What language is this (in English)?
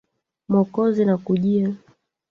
Swahili